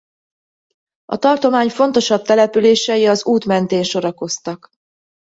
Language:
Hungarian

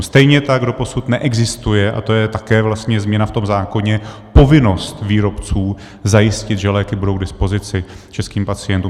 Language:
Czech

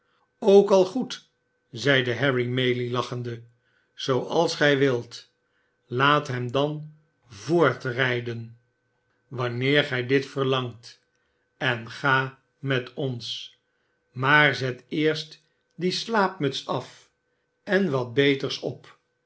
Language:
Dutch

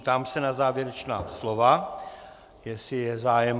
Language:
Czech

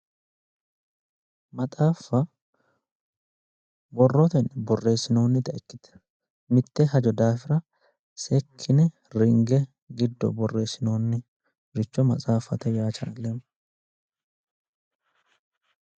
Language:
Sidamo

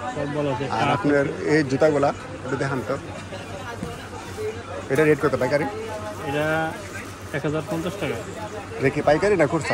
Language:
Bangla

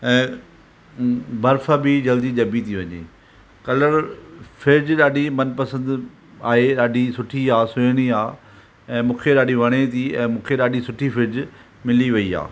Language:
Sindhi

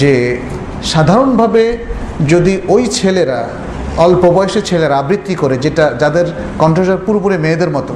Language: Bangla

